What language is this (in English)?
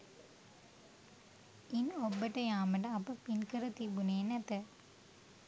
Sinhala